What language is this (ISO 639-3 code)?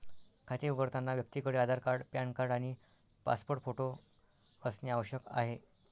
mar